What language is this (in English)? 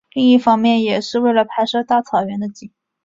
Chinese